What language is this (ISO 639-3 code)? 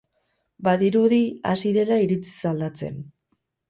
eus